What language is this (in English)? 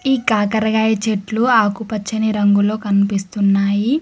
Telugu